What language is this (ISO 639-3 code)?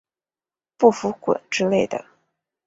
zho